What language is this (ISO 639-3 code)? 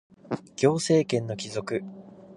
jpn